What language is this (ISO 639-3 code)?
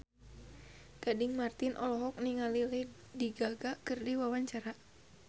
sun